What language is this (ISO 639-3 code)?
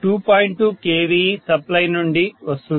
tel